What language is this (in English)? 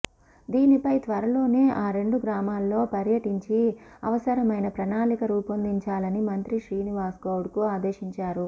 Telugu